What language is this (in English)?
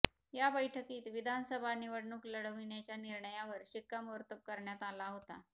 Marathi